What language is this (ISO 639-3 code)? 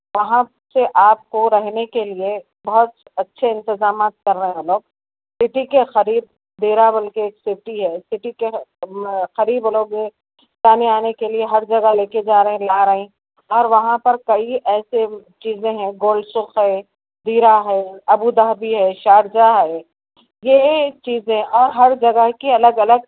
urd